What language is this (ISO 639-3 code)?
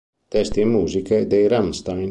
ita